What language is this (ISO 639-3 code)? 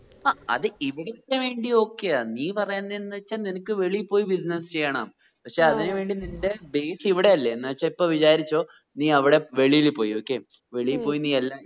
mal